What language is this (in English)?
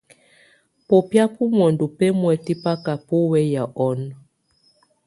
Tunen